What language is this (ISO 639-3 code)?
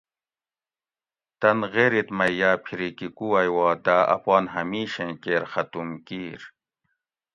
gwc